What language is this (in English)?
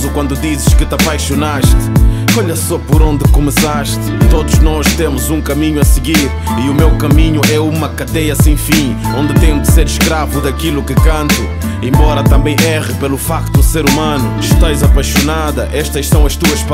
Portuguese